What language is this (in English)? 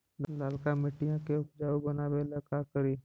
Magahi